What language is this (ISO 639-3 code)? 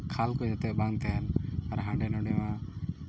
sat